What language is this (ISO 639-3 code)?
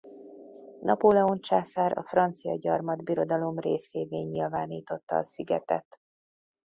hun